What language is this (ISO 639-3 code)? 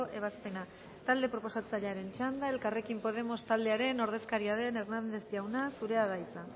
eus